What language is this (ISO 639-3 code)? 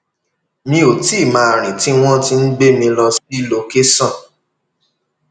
yor